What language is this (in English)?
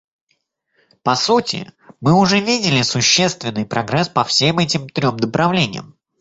Russian